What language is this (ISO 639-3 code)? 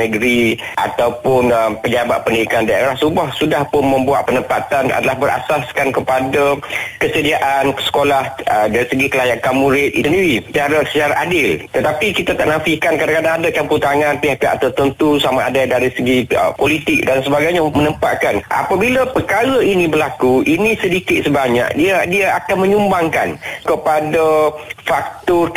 msa